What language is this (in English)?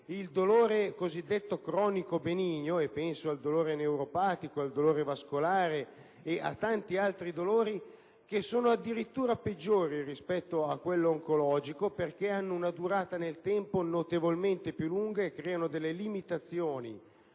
Italian